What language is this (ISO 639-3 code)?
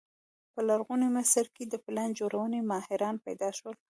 pus